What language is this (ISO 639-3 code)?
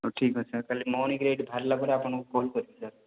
ori